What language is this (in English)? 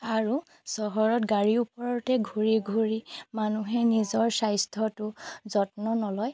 Assamese